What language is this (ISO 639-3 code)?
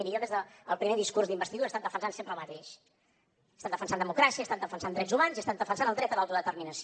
cat